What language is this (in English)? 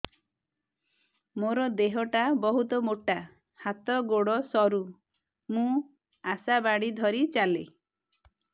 Odia